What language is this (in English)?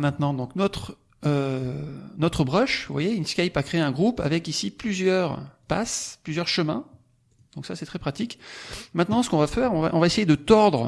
French